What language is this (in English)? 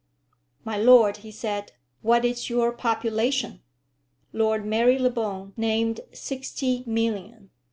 English